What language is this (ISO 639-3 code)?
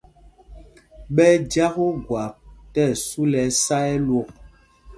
mgg